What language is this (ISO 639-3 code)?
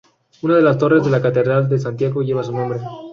spa